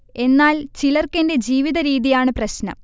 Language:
Malayalam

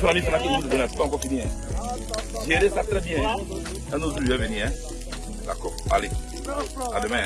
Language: French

